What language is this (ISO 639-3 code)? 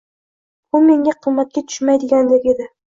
uzb